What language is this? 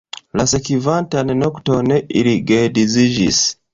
Esperanto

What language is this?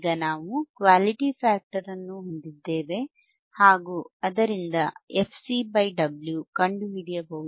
Kannada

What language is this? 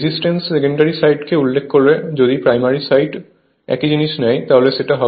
Bangla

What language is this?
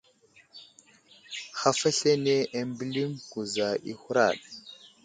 Wuzlam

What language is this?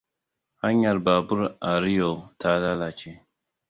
Hausa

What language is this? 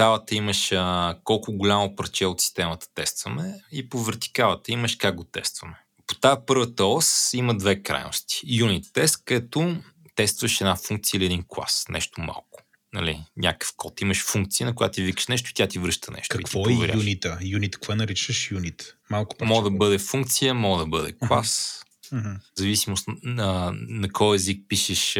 Bulgarian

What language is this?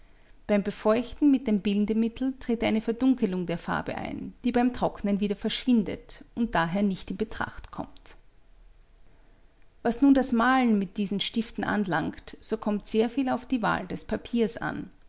German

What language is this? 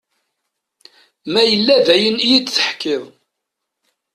Kabyle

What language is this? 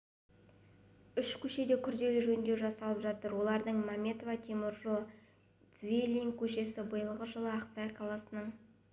Kazakh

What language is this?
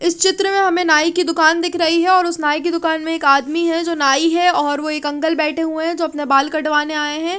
Hindi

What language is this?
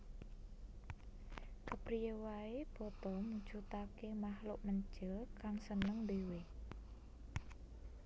Javanese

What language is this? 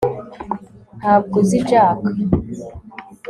Kinyarwanda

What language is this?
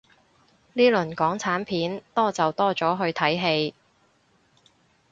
Cantonese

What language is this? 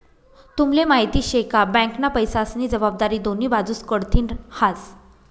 Marathi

